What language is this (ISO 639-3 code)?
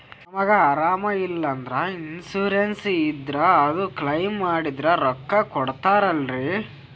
kan